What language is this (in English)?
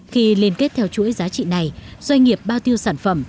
Vietnamese